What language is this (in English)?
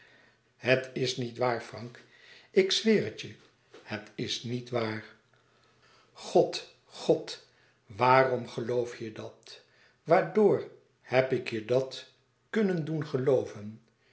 Dutch